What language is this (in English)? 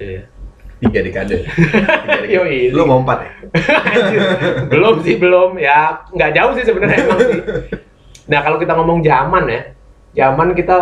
Indonesian